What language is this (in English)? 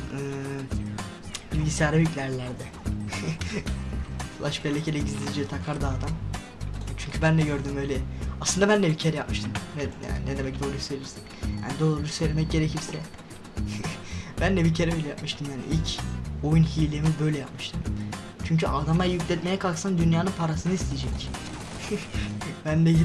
Turkish